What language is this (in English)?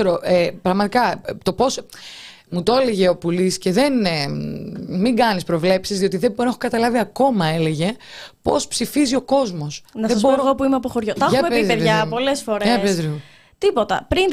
Greek